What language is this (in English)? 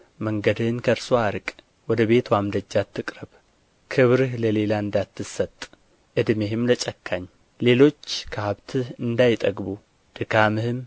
Amharic